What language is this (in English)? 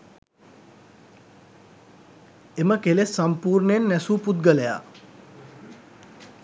Sinhala